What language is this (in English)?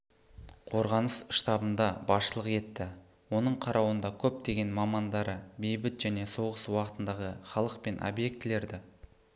Kazakh